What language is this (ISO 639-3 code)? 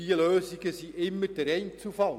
gsw